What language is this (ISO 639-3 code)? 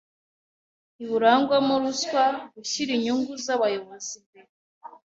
kin